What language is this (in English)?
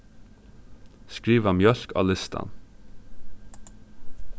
Faroese